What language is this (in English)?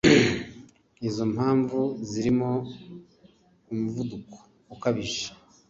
Kinyarwanda